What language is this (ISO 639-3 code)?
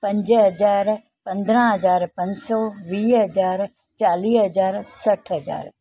snd